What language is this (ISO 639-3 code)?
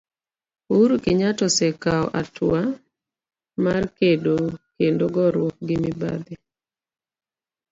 luo